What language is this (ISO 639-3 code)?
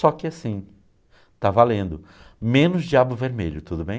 por